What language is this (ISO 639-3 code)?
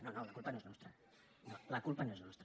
cat